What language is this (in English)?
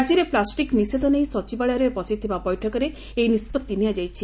Odia